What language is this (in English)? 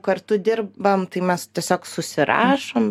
Lithuanian